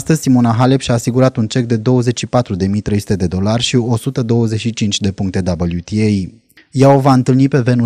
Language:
Romanian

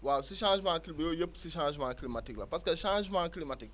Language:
Wolof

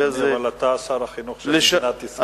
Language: Hebrew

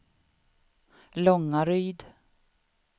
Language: Swedish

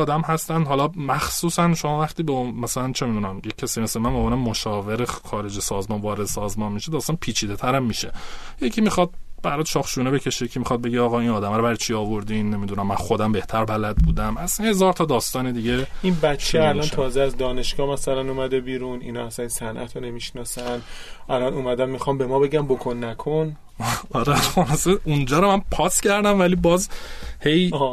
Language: Persian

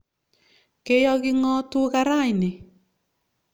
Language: Kalenjin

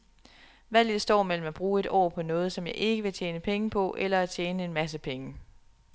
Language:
Danish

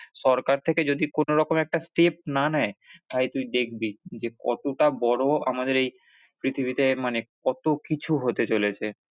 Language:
Bangla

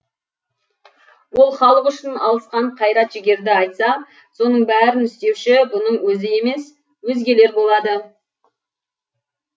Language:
Kazakh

